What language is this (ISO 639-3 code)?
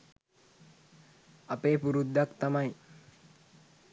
sin